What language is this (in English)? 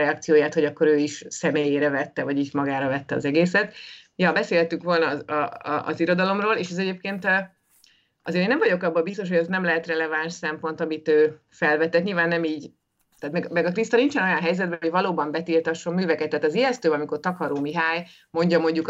Hungarian